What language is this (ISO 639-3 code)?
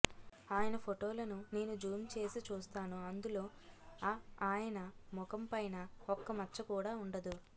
tel